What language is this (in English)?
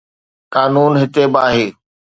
Sindhi